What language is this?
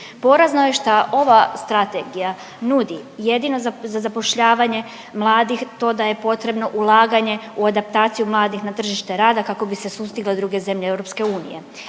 Croatian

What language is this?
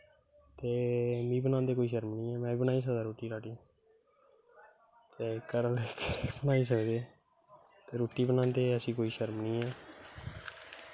Dogri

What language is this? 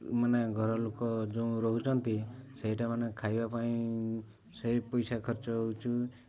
Odia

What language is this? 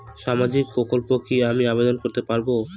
Bangla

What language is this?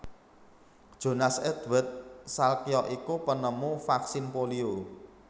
Javanese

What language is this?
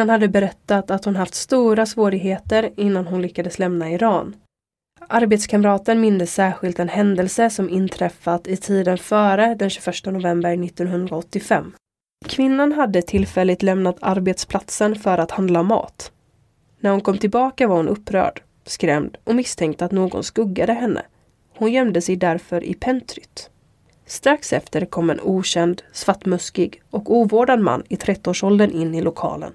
Swedish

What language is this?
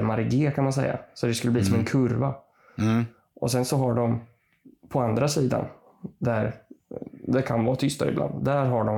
Swedish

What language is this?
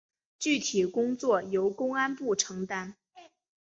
Chinese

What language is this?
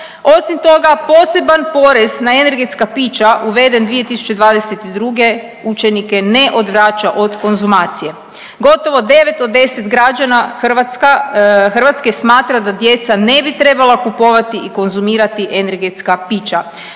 Croatian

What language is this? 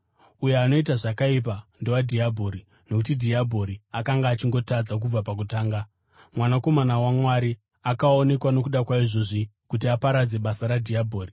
Shona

